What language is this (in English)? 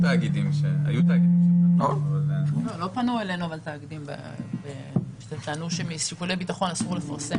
Hebrew